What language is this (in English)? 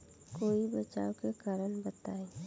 Bhojpuri